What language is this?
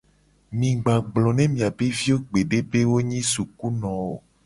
Gen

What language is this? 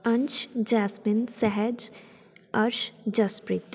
Punjabi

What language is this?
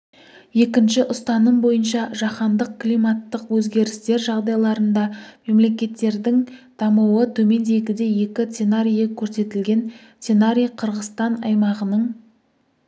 Kazakh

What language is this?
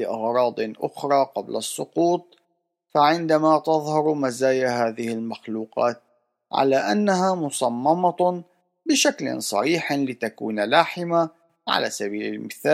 Arabic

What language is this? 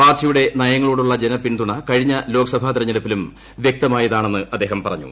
Malayalam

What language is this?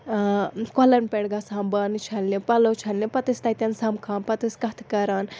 Kashmiri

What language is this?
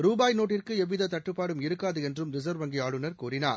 Tamil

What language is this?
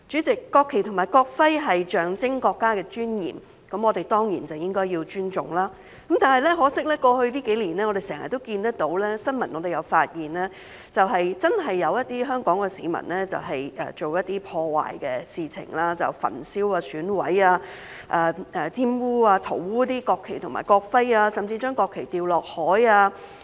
Cantonese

